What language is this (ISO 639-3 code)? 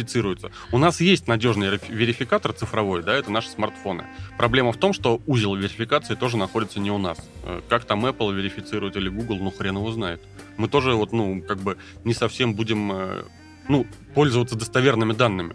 rus